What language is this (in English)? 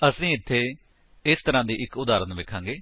Punjabi